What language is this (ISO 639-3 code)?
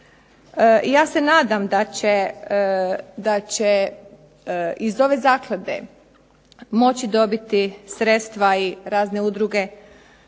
hrv